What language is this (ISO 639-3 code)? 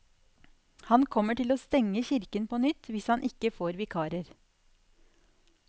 nor